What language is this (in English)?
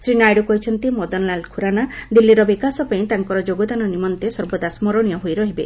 Odia